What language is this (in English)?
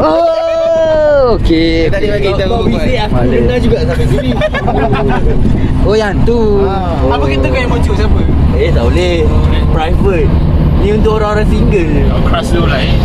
Malay